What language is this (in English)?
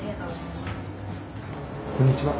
Japanese